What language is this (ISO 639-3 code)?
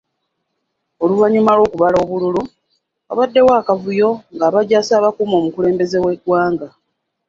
lug